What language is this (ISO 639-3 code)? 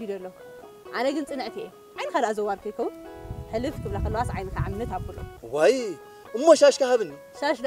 ara